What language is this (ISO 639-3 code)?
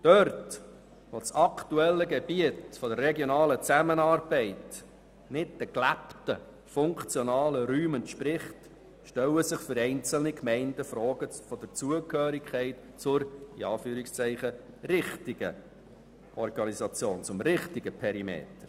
gsw